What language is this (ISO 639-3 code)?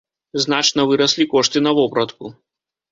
bel